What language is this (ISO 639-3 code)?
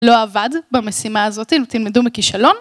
heb